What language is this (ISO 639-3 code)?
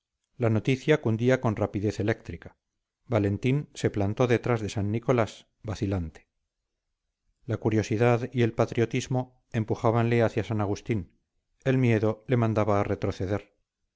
spa